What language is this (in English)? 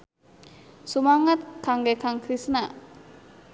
Sundanese